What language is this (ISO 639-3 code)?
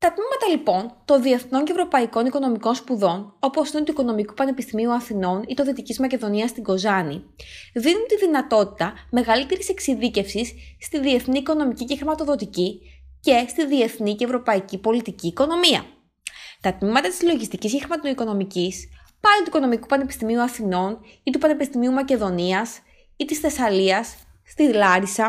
ell